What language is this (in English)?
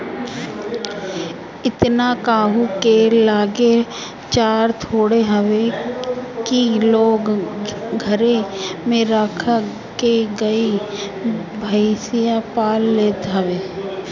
Bhojpuri